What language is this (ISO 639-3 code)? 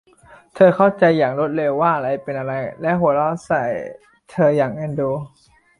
tha